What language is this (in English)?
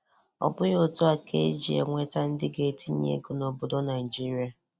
Igbo